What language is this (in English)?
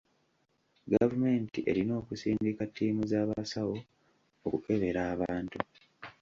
Ganda